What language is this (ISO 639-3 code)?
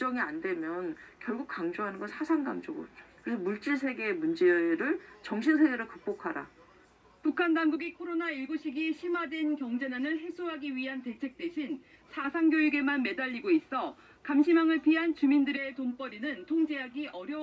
kor